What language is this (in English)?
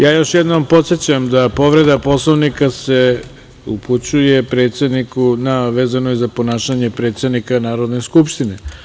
Serbian